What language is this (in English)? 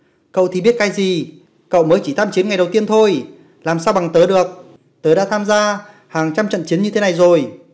Vietnamese